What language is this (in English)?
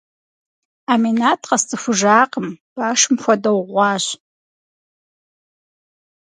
Kabardian